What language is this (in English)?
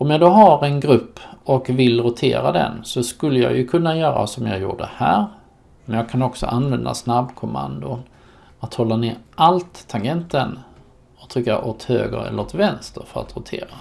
Swedish